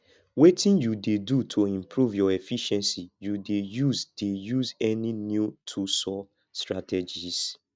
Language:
Nigerian Pidgin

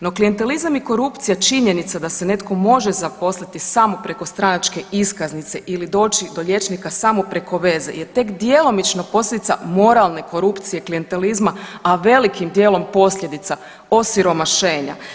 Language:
Croatian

